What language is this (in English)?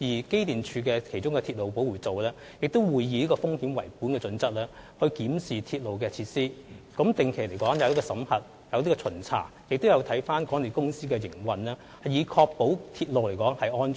Cantonese